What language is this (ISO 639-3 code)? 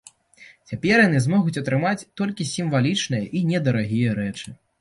bel